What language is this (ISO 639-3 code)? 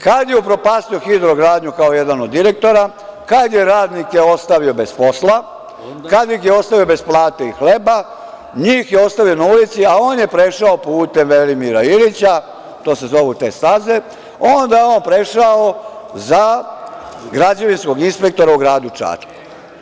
srp